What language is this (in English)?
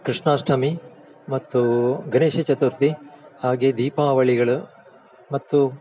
Kannada